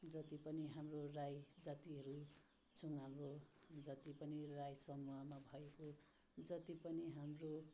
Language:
Nepali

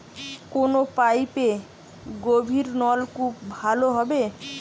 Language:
Bangla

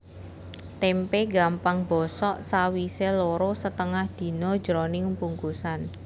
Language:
Javanese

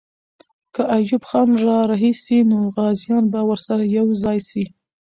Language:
Pashto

